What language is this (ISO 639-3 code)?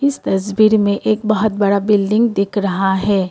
hin